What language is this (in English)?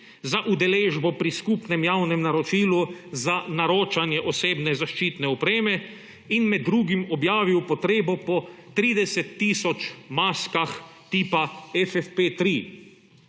Slovenian